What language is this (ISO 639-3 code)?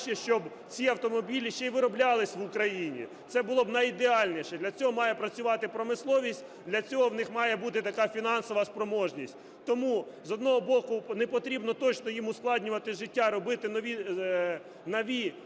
ukr